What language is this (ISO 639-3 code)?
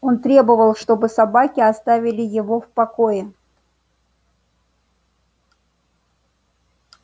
rus